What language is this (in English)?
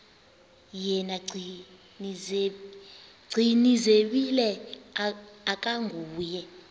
Xhosa